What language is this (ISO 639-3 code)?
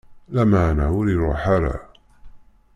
kab